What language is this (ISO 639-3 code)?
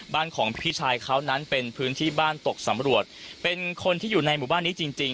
tha